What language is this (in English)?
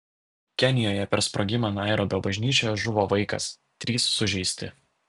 Lithuanian